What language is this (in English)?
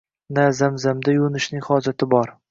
Uzbek